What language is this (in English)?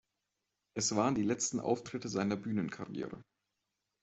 German